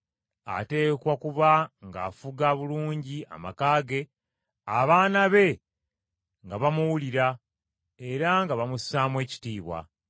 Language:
Ganda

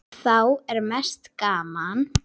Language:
Icelandic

